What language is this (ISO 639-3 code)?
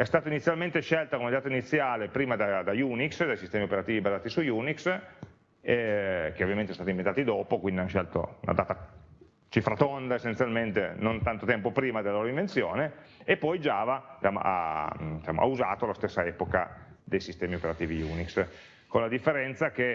ita